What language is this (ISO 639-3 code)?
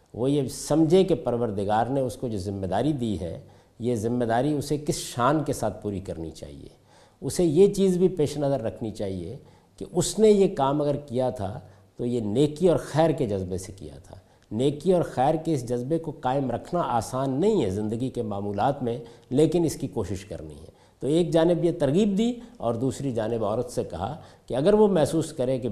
urd